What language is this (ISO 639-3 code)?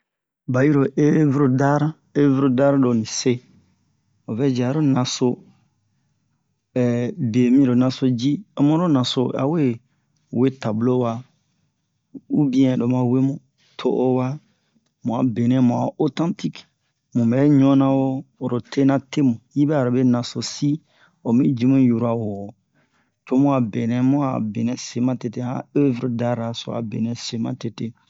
bmq